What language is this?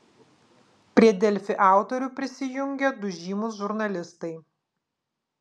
Lithuanian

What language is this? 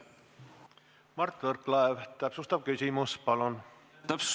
Estonian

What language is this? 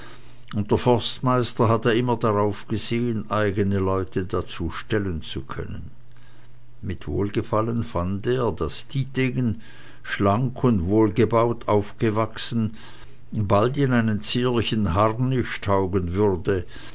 German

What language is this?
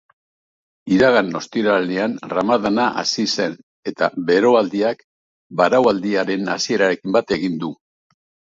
Basque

